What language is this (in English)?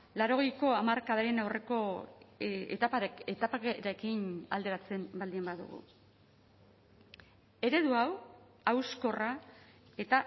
Basque